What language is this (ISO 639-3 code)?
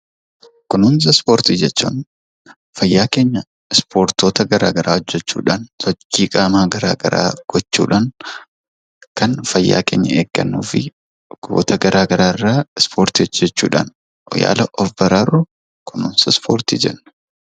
orm